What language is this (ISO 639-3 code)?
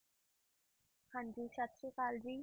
pan